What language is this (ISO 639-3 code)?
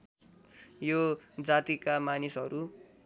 nep